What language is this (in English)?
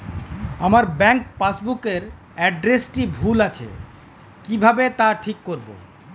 Bangla